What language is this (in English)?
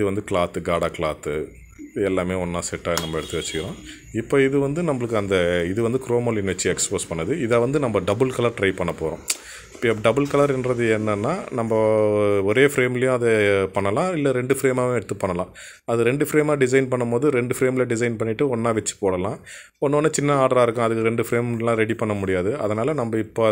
Tamil